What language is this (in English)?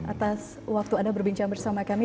Indonesian